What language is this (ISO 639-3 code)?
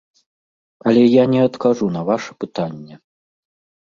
bel